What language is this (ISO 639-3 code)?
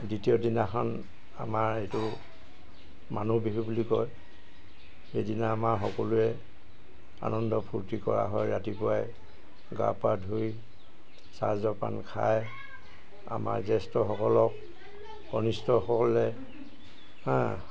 asm